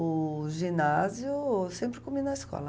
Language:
Portuguese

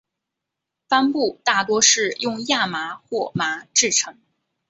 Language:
Chinese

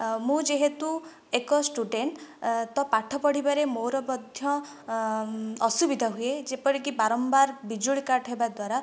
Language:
Odia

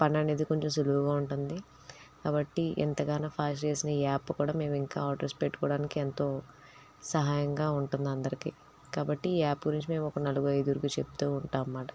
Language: Telugu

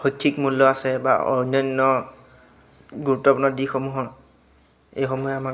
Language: Assamese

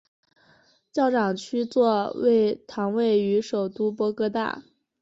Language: Chinese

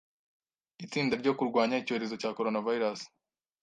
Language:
Kinyarwanda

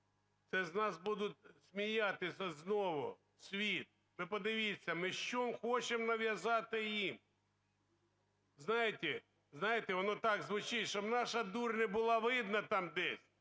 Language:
Ukrainian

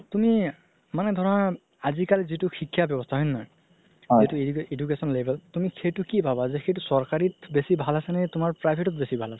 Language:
Assamese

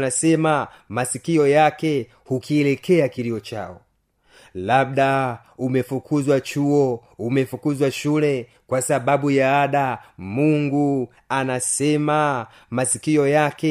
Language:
Swahili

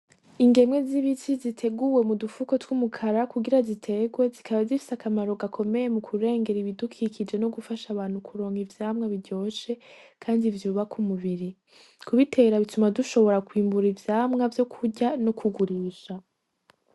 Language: Rundi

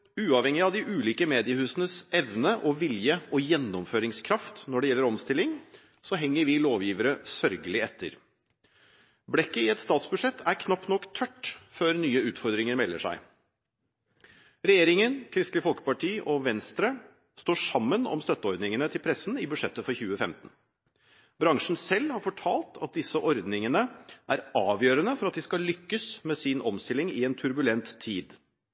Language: Norwegian Bokmål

